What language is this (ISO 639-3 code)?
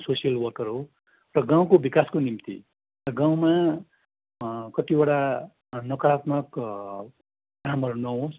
nep